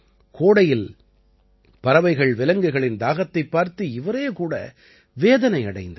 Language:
Tamil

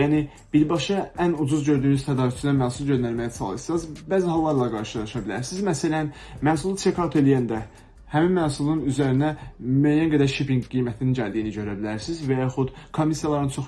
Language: Turkish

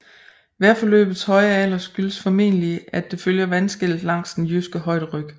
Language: Danish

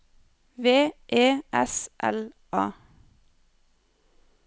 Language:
Norwegian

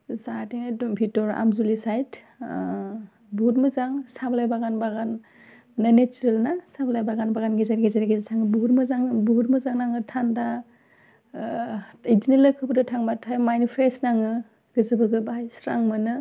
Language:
Bodo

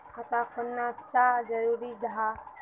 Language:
Magahi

